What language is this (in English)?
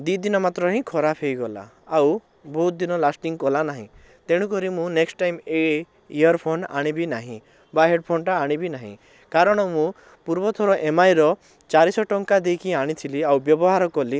Odia